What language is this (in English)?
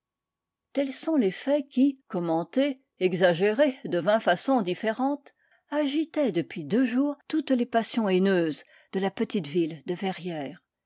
French